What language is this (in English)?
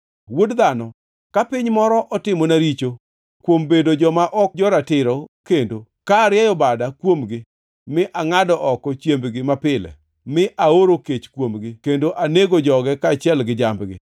Luo (Kenya and Tanzania)